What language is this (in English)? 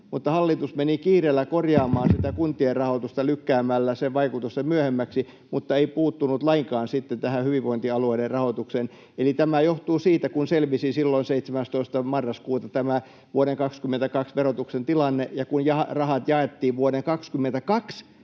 Finnish